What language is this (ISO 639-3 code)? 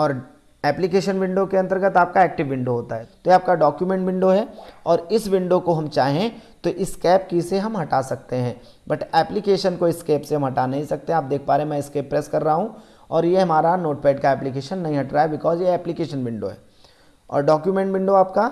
hin